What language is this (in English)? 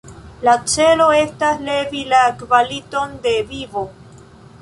Esperanto